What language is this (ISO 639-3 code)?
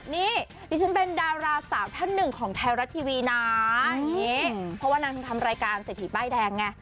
tha